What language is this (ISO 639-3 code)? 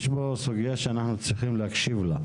heb